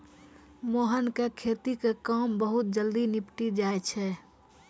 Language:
Maithili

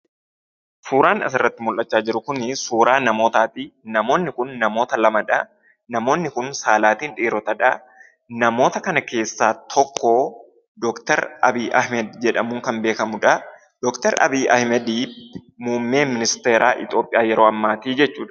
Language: Oromo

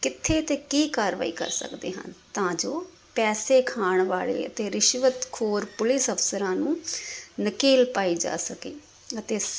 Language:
Punjabi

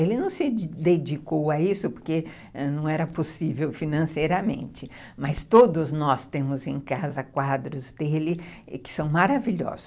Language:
Portuguese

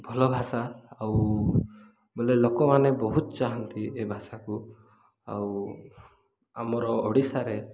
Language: Odia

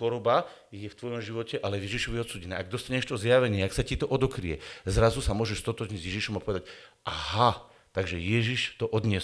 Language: Slovak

